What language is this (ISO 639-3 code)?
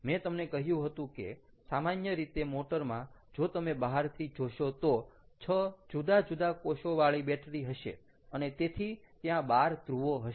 guj